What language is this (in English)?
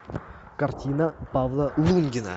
Russian